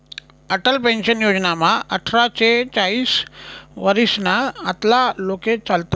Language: Marathi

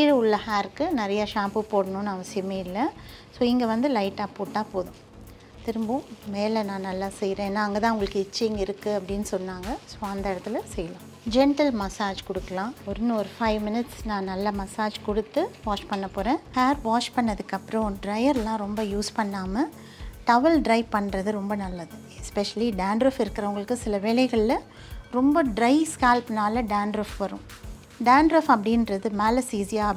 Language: Tamil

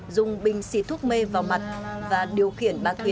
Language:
Vietnamese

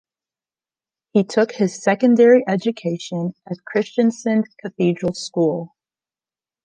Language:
English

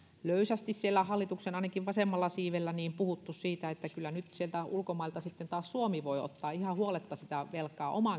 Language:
Finnish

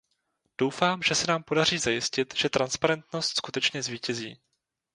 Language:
Czech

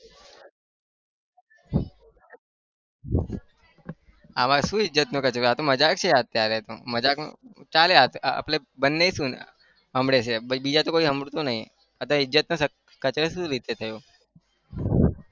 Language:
Gujarati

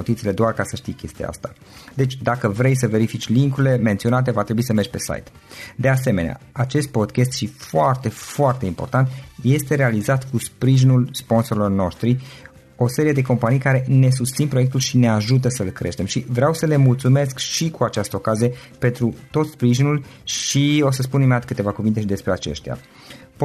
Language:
Romanian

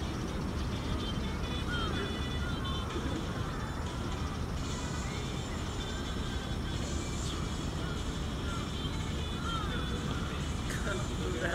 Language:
Japanese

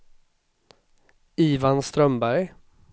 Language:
Swedish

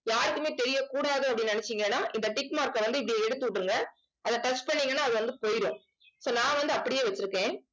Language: Tamil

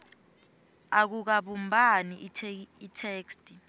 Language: Swati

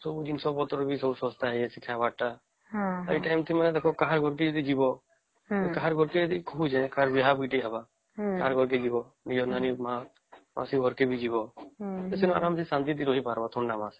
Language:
Odia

